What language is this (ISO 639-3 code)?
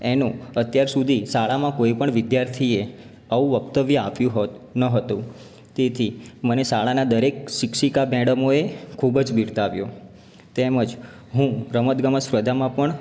guj